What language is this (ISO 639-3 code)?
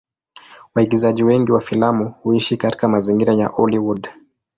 swa